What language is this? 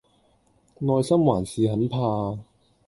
Cantonese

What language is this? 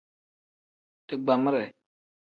Tem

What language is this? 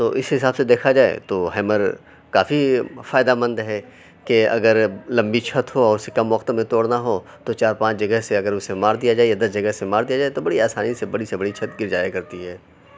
Urdu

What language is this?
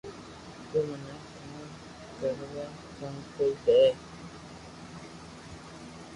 Loarki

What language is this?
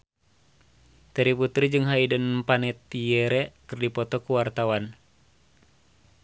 Sundanese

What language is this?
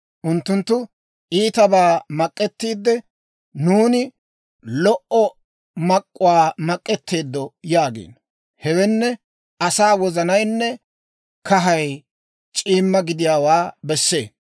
Dawro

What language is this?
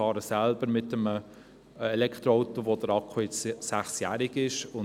Swiss German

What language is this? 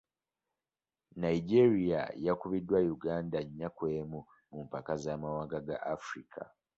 Ganda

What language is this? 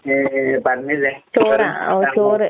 Malayalam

